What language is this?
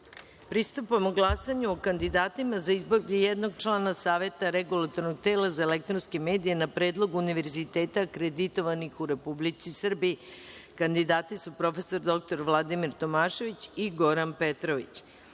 Serbian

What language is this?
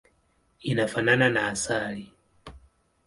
Swahili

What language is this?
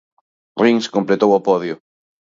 Galician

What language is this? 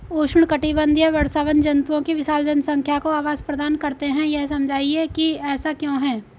Hindi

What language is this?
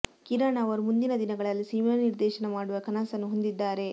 Kannada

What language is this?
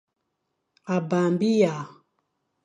Fang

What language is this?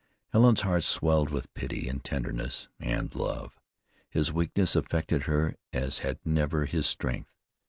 English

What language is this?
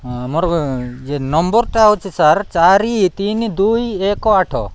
Odia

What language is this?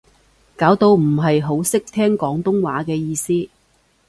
Cantonese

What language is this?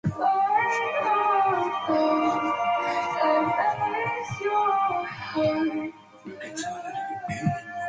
Chinese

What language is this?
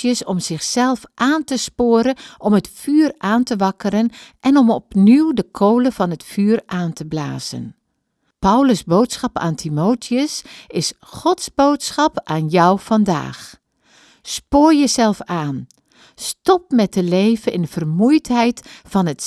Dutch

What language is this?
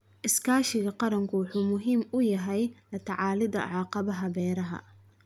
Somali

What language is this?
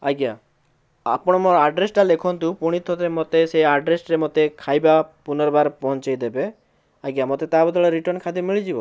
Odia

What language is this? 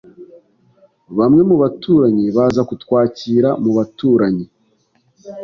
Kinyarwanda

